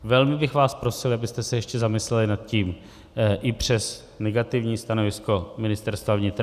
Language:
Czech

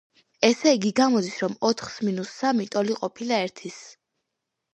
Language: Georgian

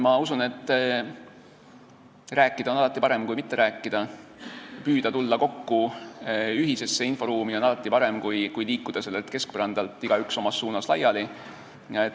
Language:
Estonian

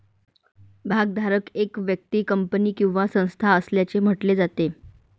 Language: Marathi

